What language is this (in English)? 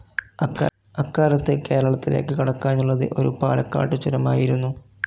Malayalam